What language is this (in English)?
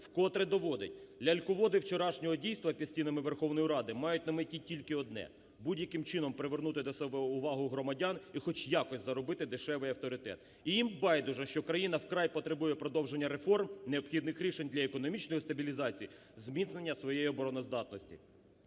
Ukrainian